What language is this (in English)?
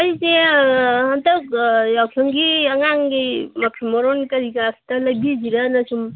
Manipuri